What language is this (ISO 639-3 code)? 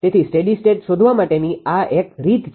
guj